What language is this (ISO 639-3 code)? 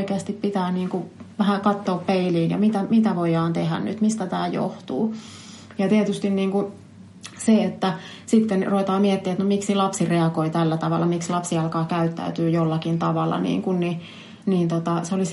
fin